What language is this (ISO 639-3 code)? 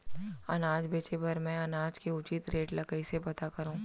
hne